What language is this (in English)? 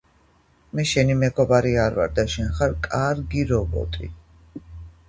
Georgian